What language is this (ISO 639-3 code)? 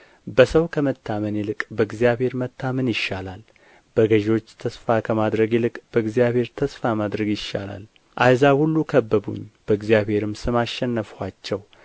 amh